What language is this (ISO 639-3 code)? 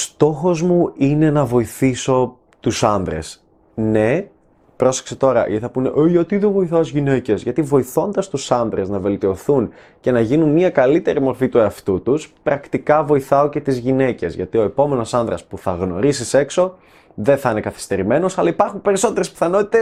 ell